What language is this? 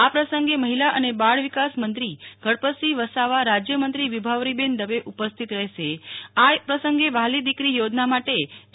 Gujarati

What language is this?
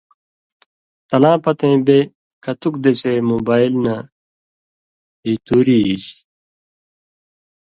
Indus Kohistani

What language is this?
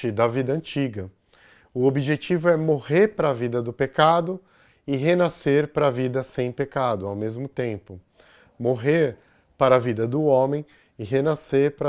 Portuguese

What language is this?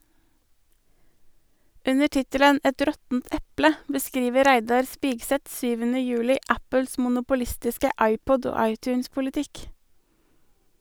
Norwegian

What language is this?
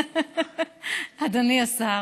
Hebrew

